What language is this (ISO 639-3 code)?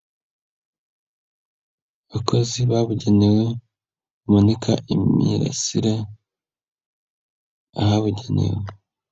kin